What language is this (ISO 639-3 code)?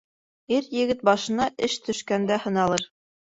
bak